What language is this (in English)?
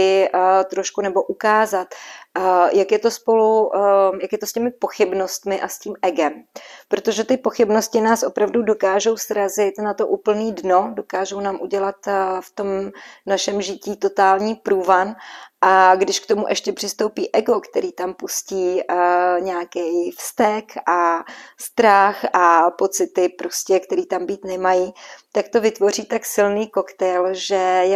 Czech